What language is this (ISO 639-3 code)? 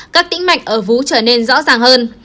vie